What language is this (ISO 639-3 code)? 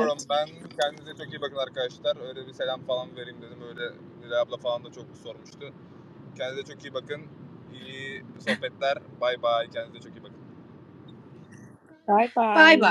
tur